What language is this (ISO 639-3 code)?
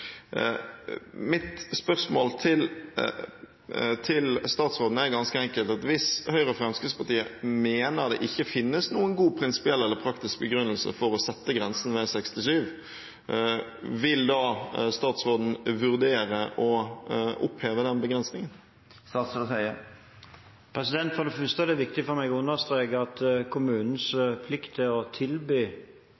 nob